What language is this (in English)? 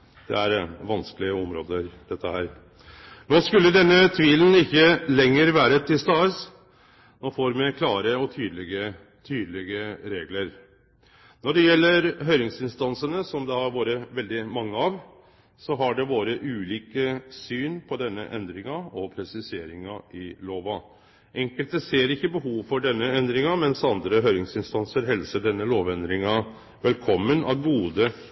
Norwegian Nynorsk